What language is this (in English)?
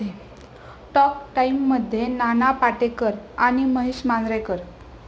Marathi